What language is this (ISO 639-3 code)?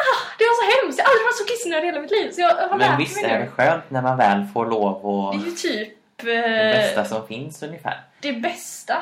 swe